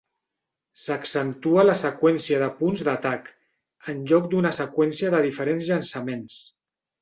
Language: Catalan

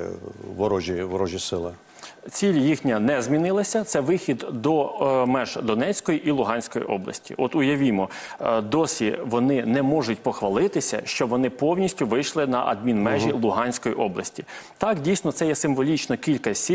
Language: Ukrainian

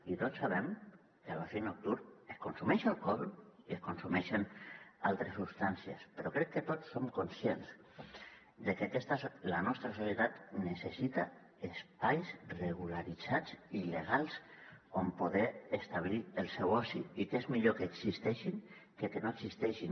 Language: Catalan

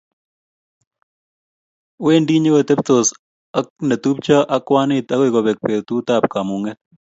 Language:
Kalenjin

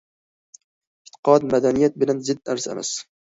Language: Uyghur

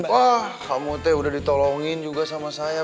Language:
Indonesian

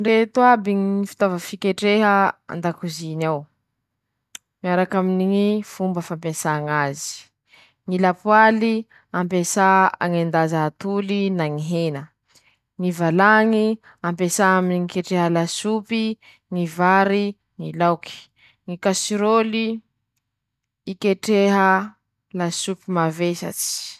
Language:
Masikoro Malagasy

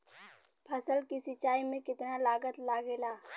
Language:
Bhojpuri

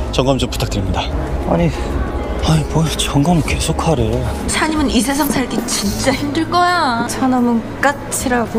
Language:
Korean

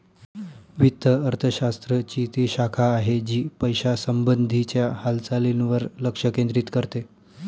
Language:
Marathi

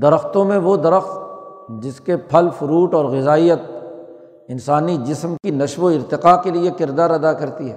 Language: Urdu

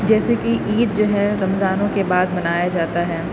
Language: Urdu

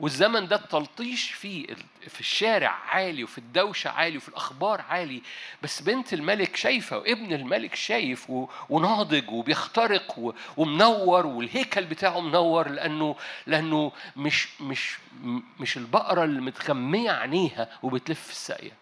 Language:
Arabic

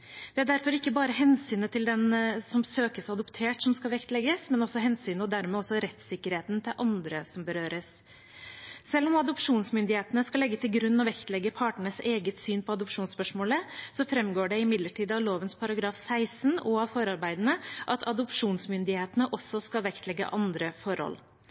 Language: Norwegian Bokmål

